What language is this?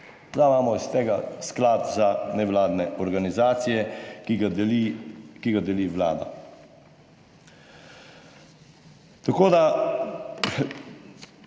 Slovenian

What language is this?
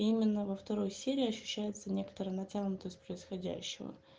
Russian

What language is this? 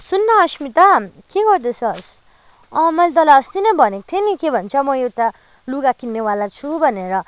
Nepali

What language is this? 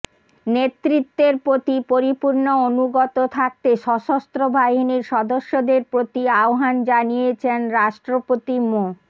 Bangla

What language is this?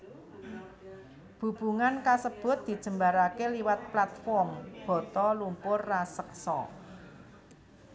Javanese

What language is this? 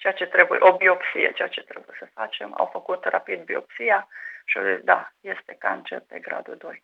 Romanian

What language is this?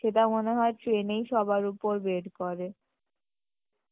Bangla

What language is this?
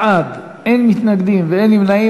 Hebrew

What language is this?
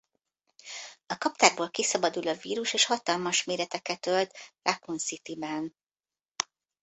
Hungarian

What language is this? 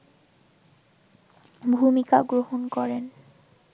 Bangla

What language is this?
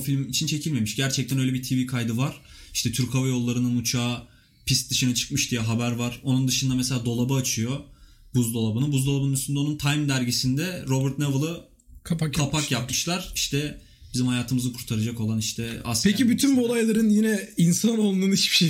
Turkish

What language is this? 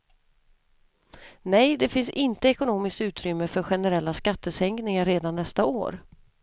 Swedish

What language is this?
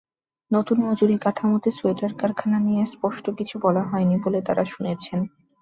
Bangla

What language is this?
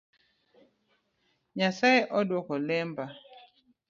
Luo (Kenya and Tanzania)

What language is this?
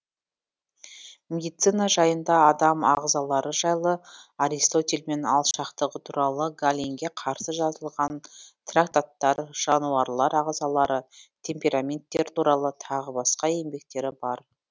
Kazakh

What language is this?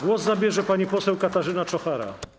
Polish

